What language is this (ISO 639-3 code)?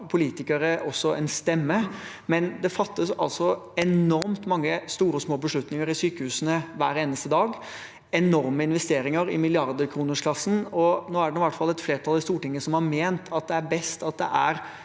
nor